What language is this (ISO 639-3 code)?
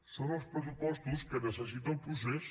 cat